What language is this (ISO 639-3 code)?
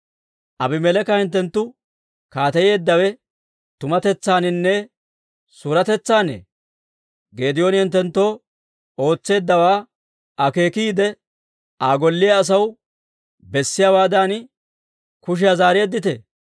dwr